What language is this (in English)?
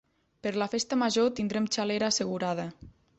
Catalan